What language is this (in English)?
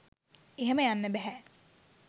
Sinhala